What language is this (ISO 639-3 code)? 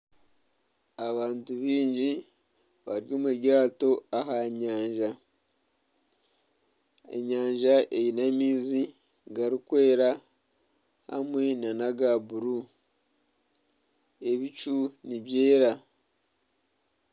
nyn